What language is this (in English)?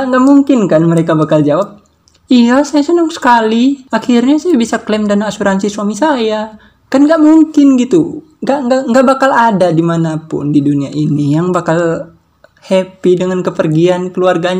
Indonesian